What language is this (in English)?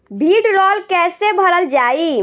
Bhojpuri